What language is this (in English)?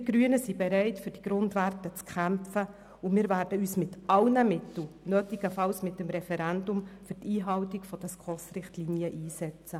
Swiss German